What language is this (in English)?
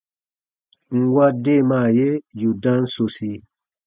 Baatonum